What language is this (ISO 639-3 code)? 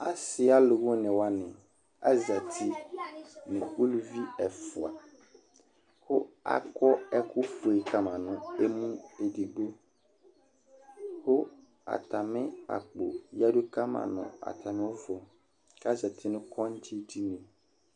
kpo